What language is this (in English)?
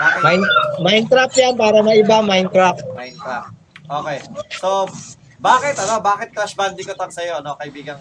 Filipino